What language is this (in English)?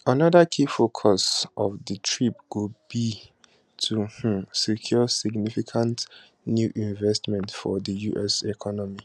Nigerian Pidgin